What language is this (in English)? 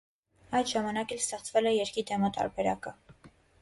Armenian